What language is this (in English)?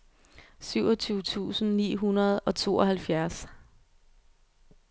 Danish